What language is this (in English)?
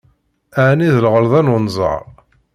Kabyle